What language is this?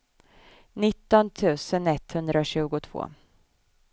Swedish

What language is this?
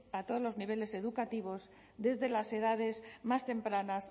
Spanish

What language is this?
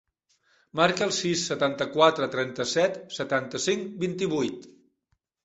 Catalan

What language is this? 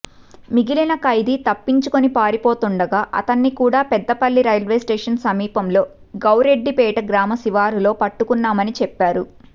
Telugu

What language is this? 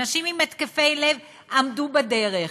Hebrew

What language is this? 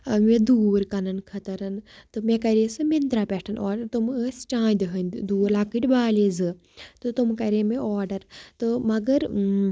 Kashmiri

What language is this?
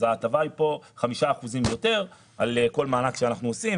Hebrew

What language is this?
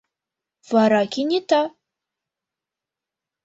Mari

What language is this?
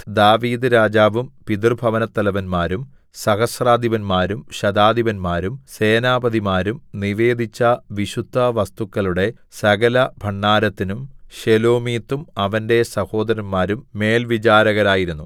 Malayalam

